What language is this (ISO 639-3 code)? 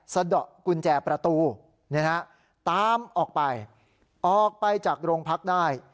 tha